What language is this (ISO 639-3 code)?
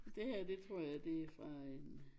dan